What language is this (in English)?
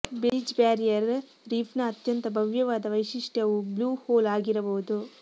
Kannada